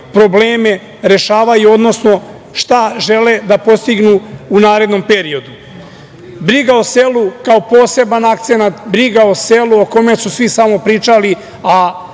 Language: Serbian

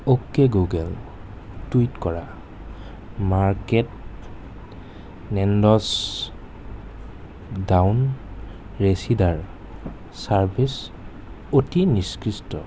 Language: Assamese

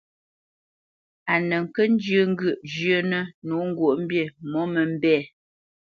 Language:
Bamenyam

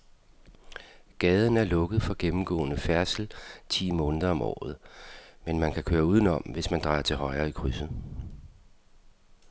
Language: Danish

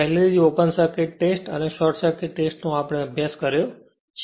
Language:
Gujarati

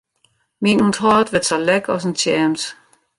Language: Western Frisian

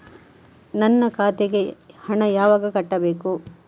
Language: Kannada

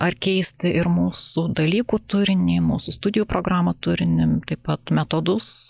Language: Lithuanian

